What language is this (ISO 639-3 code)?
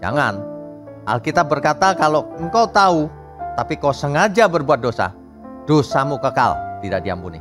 ind